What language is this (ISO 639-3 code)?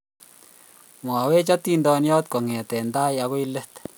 kln